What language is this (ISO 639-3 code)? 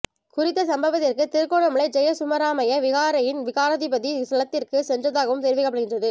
tam